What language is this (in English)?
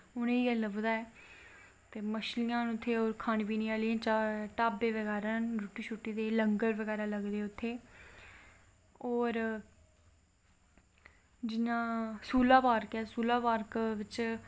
Dogri